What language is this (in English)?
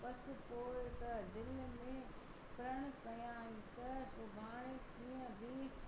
Sindhi